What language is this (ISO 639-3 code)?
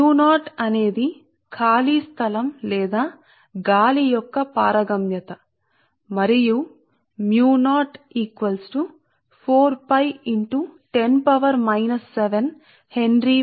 tel